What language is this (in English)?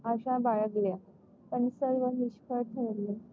Marathi